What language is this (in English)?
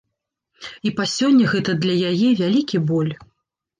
Belarusian